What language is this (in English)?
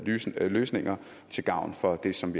Danish